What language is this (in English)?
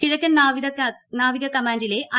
Malayalam